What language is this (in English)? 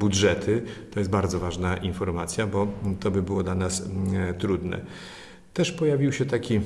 Polish